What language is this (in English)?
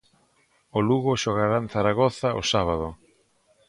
Galician